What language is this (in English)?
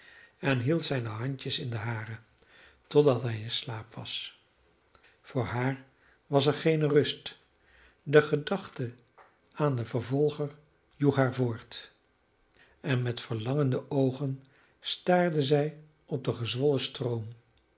Dutch